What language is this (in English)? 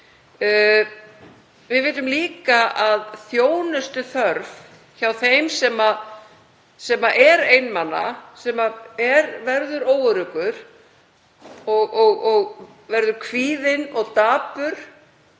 Icelandic